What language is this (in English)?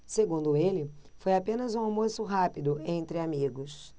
Portuguese